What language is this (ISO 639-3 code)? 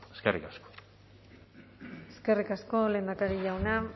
eus